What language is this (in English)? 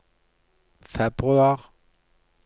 Norwegian